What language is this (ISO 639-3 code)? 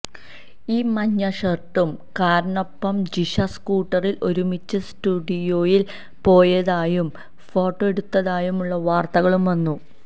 mal